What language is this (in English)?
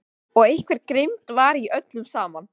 Icelandic